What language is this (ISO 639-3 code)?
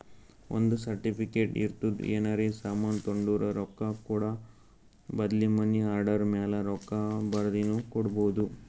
kan